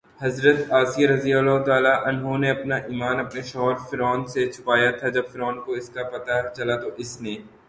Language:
Urdu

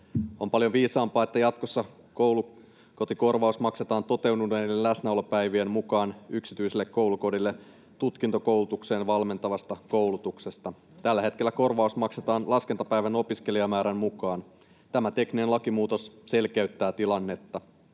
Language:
Finnish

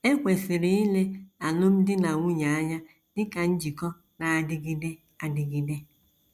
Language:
Igbo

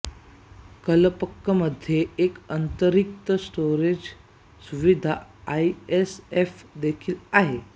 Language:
Marathi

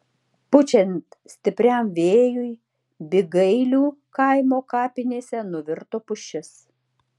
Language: Lithuanian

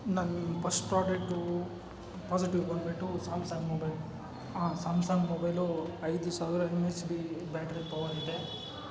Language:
Kannada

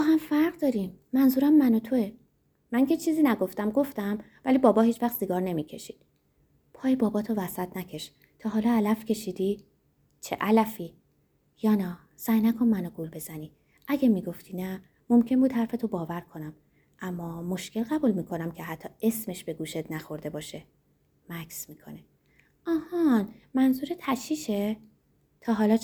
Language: Persian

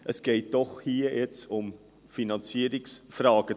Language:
Swiss German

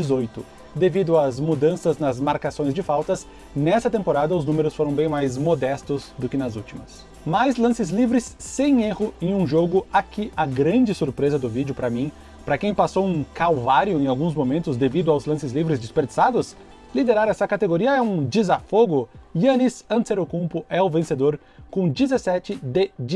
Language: Portuguese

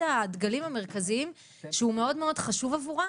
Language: Hebrew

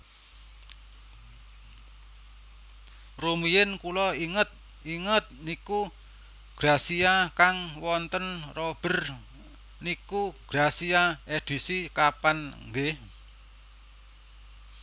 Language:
Javanese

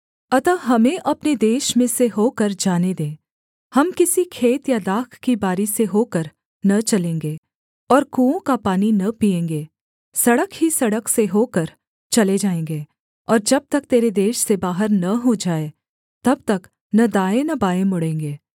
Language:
Hindi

